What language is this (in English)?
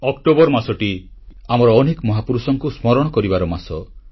Odia